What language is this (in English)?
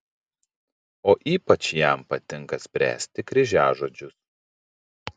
Lithuanian